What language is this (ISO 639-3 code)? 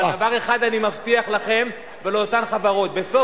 heb